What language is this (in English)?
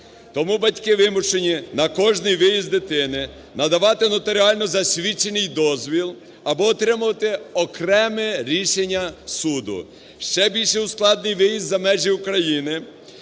Ukrainian